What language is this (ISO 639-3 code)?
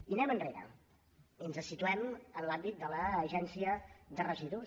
cat